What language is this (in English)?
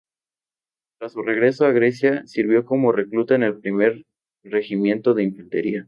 Spanish